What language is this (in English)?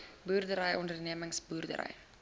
Afrikaans